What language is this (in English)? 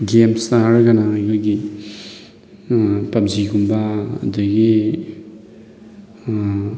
Manipuri